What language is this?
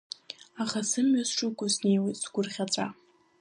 Abkhazian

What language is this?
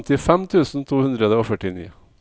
Norwegian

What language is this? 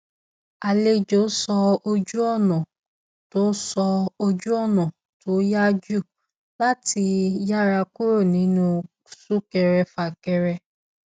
Yoruba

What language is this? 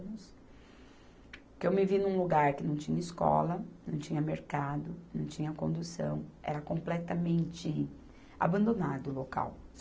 Portuguese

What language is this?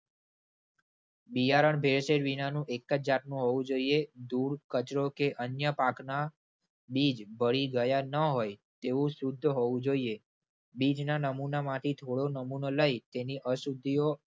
Gujarati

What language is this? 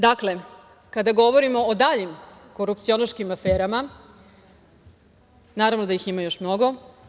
Serbian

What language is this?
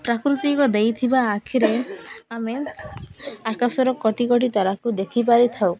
Odia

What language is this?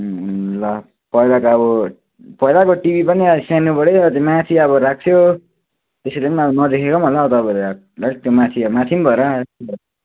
Nepali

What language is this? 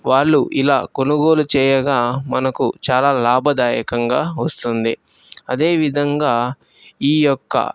Telugu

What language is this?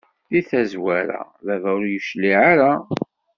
Kabyle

